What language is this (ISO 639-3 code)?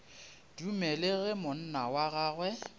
nso